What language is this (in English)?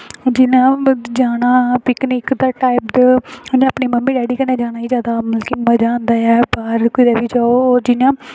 Dogri